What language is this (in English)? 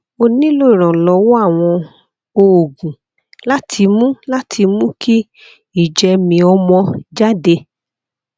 Yoruba